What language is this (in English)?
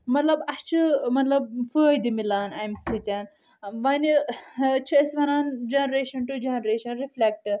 Kashmiri